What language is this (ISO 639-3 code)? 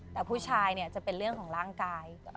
tha